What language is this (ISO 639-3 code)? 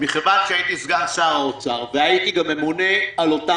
heb